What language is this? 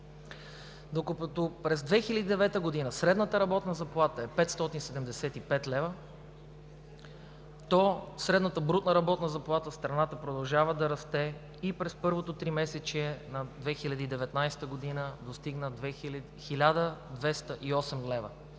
Bulgarian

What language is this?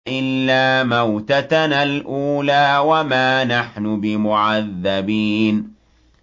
Arabic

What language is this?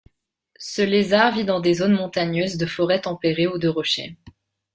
French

